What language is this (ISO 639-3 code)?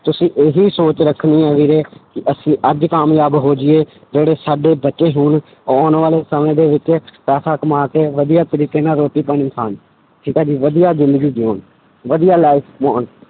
pan